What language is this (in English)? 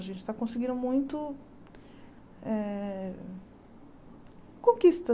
Portuguese